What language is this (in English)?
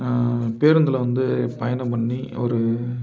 Tamil